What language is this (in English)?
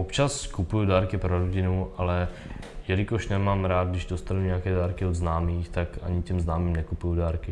Czech